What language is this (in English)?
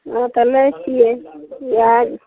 Maithili